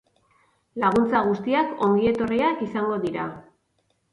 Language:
Basque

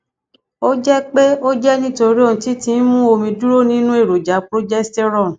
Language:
Yoruba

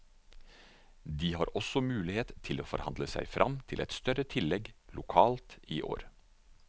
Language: Norwegian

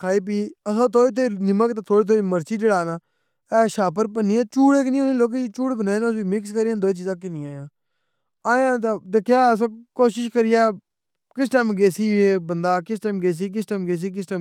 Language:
Pahari-Potwari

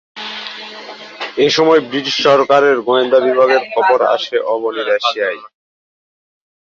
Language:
Bangla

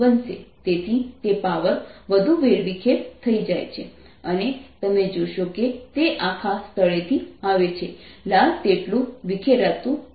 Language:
Gujarati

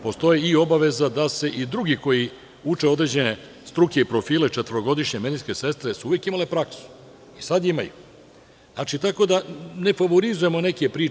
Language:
Serbian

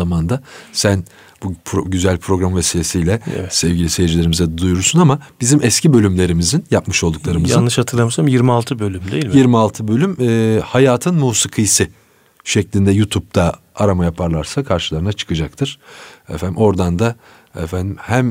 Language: Turkish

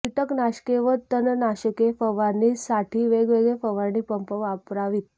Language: Marathi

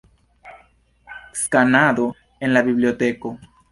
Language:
Esperanto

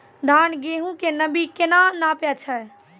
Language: Maithili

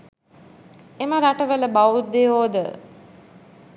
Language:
Sinhala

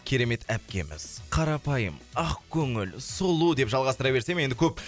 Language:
Kazakh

